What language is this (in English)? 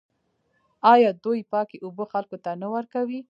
Pashto